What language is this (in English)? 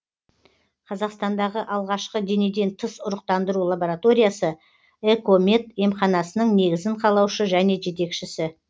Kazakh